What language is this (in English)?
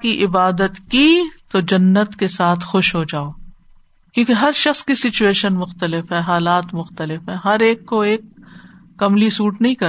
Urdu